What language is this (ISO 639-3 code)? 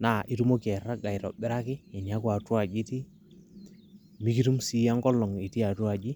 mas